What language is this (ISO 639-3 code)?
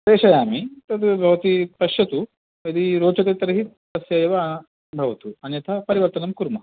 san